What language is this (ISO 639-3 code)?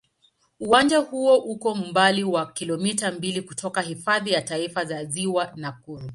swa